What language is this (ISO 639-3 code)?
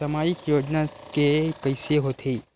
hne